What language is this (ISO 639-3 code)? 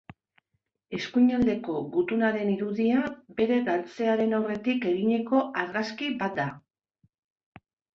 eus